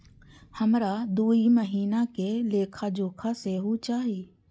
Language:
Maithili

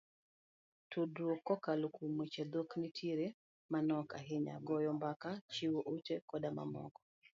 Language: Luo (Kenya and Tanzania)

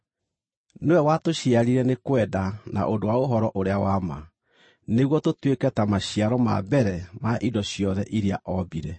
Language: Kikuyu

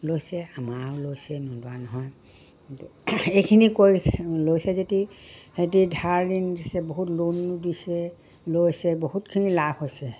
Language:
Assamese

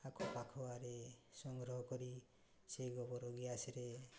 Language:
Odia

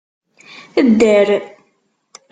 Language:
Kabyle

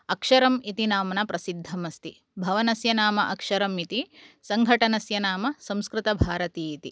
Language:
Sanskrit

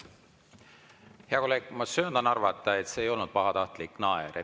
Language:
Estonian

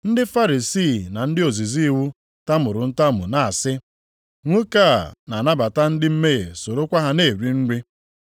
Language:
Igbo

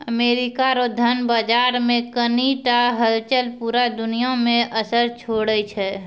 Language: Maithili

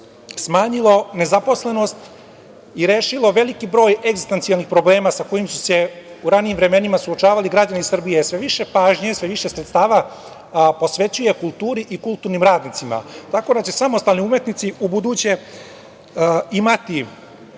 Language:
Serbian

